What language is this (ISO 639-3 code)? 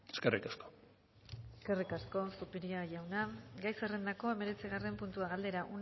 eus